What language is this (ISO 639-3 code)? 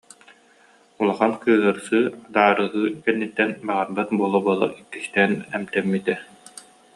sah